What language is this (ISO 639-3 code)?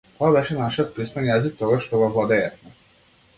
mkd